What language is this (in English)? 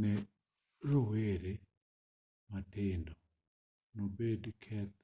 Luo (Kenya and Tanzania)